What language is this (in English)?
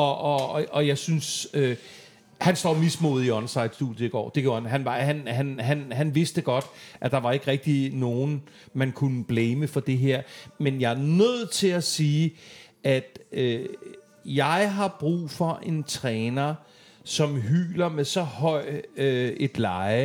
Danish